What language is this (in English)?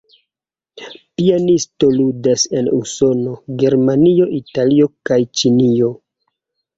Esperanto